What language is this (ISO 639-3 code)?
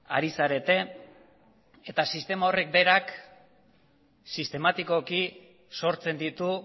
eus